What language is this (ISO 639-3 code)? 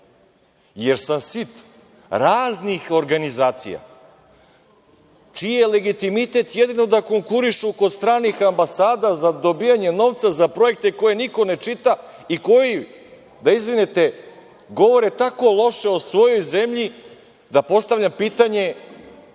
srp